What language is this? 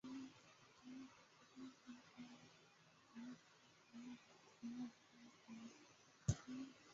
Chinese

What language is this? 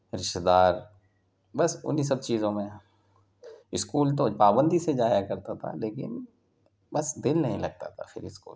Urdu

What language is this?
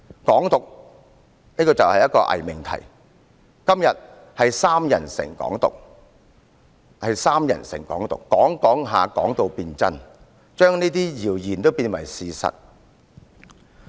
Cantonese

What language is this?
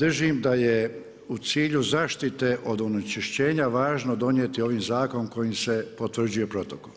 Croatian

